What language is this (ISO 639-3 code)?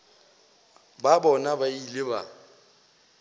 nso